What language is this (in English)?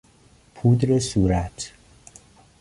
Persian